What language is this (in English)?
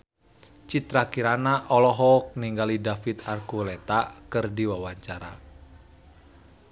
Sundanese